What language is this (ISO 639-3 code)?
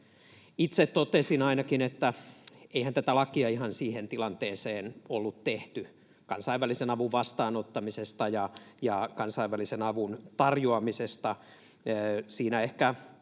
fin